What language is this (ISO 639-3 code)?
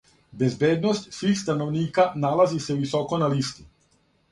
srp